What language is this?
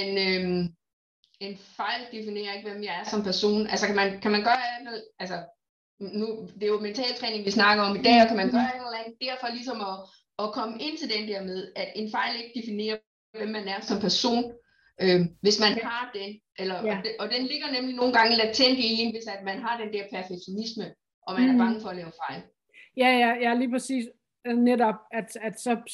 Danish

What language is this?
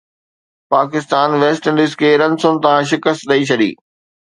Sindhi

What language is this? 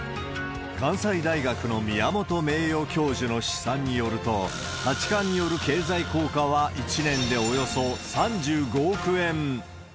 Japanese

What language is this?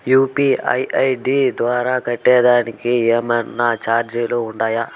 Telugu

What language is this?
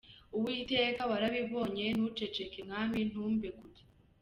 Kinyarwanda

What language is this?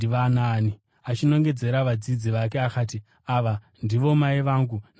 Shona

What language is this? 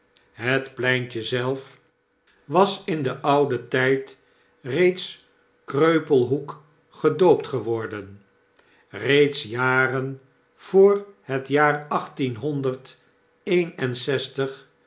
Dutch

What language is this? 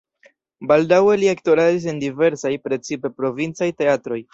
Esperanto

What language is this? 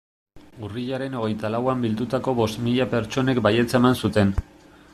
Basque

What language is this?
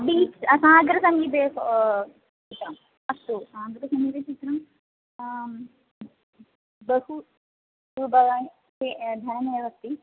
Sanskrit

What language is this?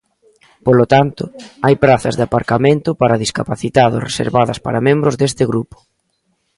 Galician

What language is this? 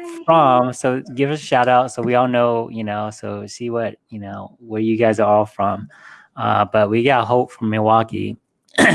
English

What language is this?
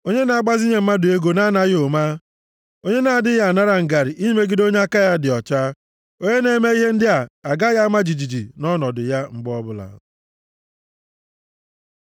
Igbo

